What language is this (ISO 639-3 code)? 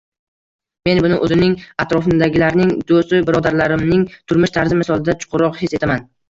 uzb